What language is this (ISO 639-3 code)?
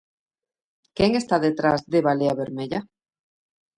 glg